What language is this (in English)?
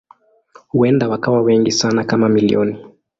Swahili